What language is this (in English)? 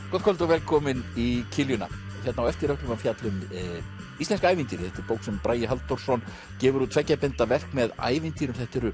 Icelandic